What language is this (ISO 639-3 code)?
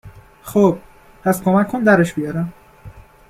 fas